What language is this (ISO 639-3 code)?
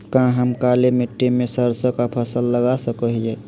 mag